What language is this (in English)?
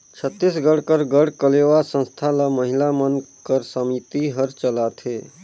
Chhattisgarhi